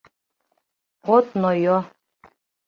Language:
Mari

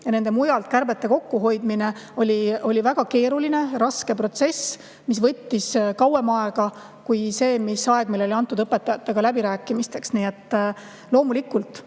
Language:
Estonian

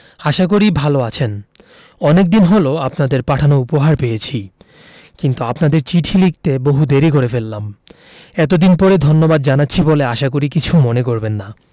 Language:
Bangla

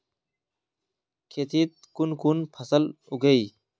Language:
Magahi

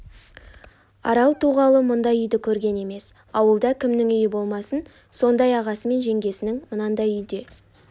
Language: Kazakh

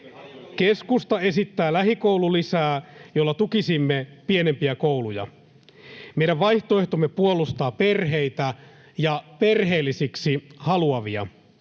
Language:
Finnish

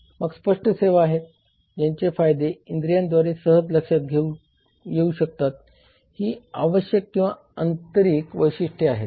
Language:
Marathi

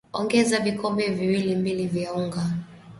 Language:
Swahili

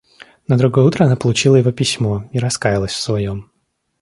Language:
Russian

